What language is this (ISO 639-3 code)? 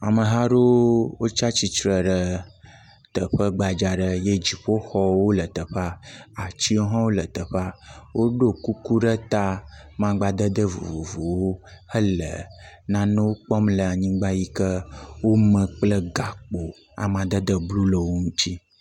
ewe